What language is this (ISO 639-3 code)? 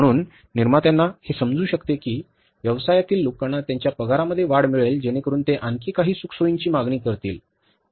mar